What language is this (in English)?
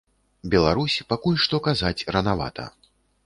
Belarusian